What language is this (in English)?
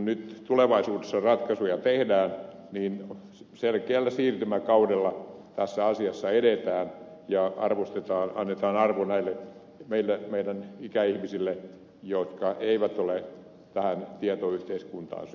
Finnish